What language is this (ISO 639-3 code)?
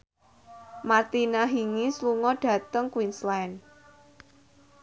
jav